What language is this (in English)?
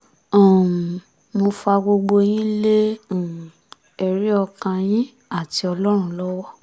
Yoruba